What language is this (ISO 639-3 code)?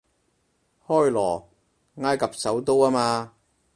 yue